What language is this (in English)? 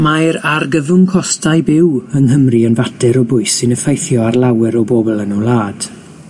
Welsh